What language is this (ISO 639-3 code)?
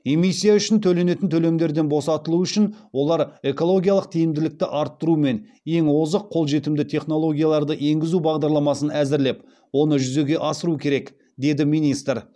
kaz